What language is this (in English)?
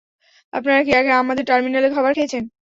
Bangla